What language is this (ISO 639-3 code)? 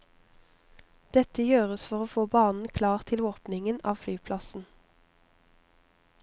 nor